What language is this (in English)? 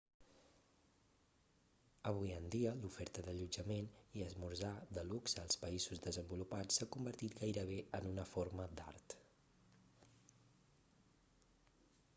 Catalan